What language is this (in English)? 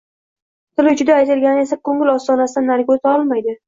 Uzbek